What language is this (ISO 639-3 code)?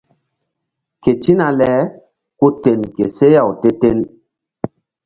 mdd